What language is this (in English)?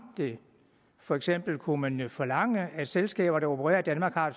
Danish